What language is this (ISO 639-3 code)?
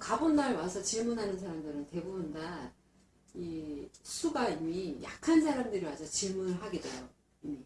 kor